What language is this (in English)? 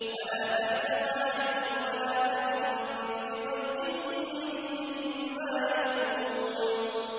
Arabic